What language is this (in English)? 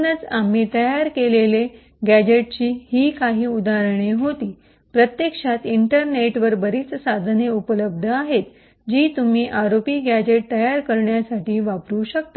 Marathi